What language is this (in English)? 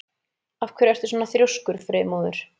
Icelandic